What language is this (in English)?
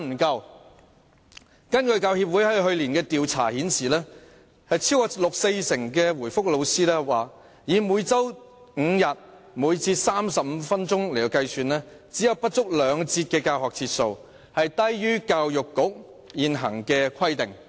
Cantonese